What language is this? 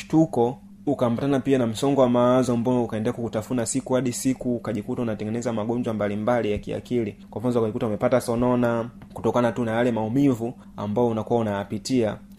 Swahili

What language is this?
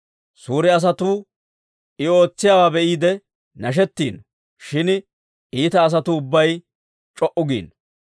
Dawro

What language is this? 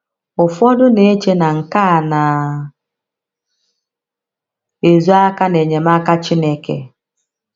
Igbo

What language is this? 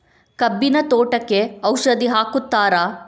Kannada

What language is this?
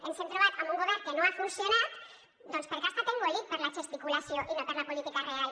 Catalan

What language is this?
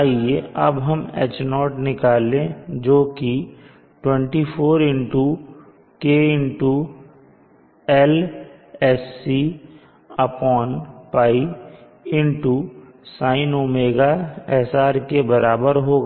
Hindi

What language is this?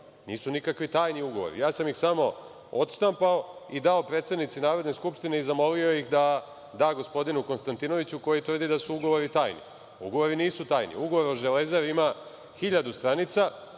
Serbian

